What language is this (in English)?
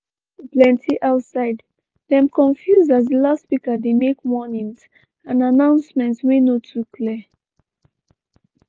Nigerian Pidgin